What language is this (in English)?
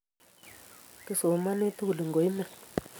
Kalenjin